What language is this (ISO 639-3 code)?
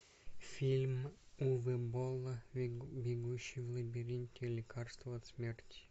rus